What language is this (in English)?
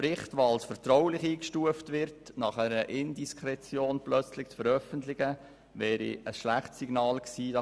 Swiss German